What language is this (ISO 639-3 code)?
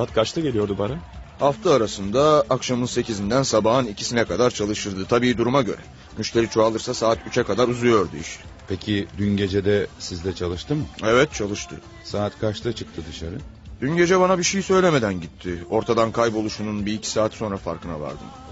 tur